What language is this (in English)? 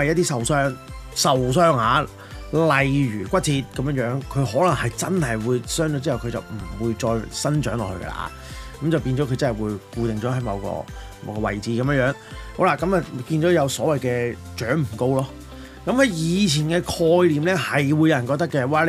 Chinese